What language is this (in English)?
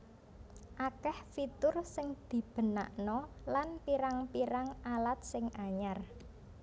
Javanese